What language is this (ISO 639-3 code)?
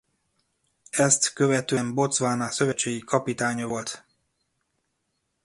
hun